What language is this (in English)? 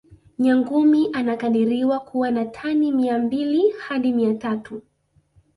Swahili